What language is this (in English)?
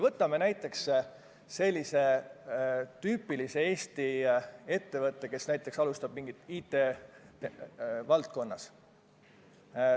Estonian